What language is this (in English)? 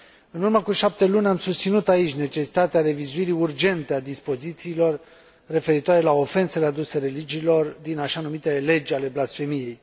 Romanian